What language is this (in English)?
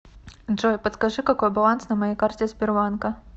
Russian